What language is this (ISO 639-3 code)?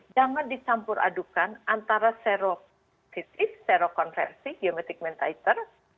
ind